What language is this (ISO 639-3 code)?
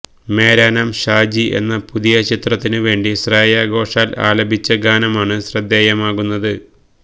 mal